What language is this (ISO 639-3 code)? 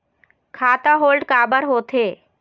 hne